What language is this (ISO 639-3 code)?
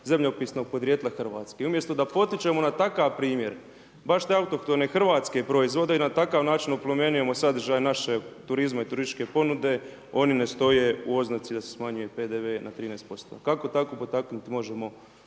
hrv